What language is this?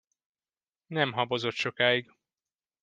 Hungarian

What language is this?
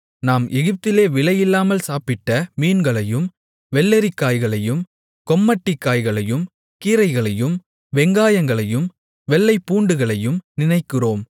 Tamil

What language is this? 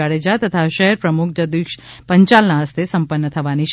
Gujarati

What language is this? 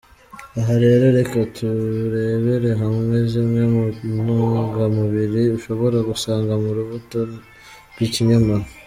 Kinyarwanda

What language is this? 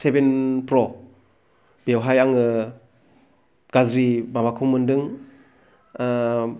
Bodo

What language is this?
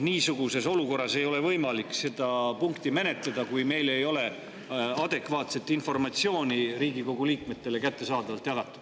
Estonian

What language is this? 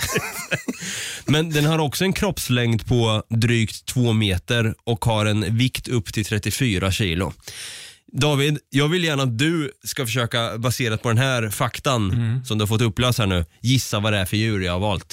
Swedish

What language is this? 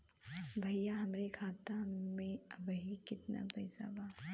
Bhojpuri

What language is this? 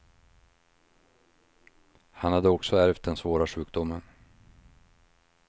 Swedish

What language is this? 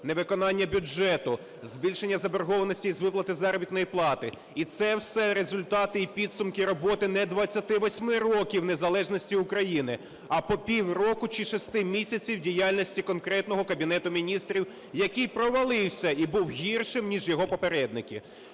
Ukrainian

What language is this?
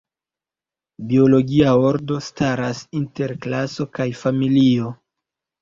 Esperanto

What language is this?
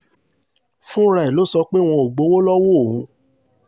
Yoruba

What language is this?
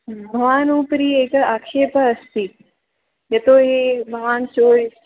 Sanskrit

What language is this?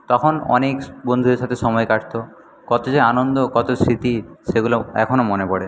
Bangla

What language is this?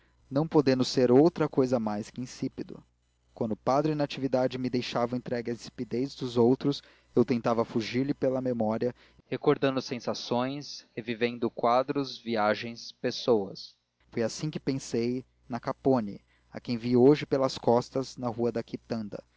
Portuguese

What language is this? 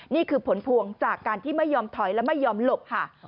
Thai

